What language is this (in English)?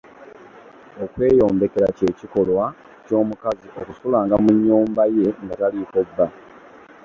Ganda